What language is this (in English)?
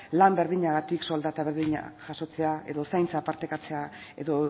Basque